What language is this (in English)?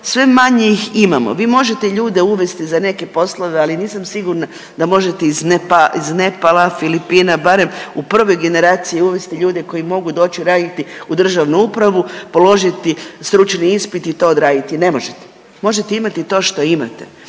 Croatian